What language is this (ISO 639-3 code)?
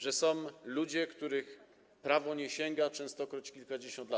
pol